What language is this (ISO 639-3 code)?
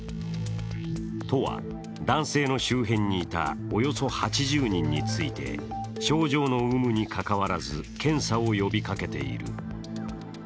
jpn